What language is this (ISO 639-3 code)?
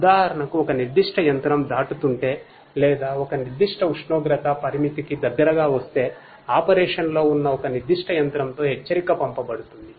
tel